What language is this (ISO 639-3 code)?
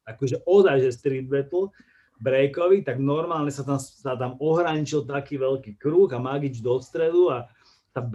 slk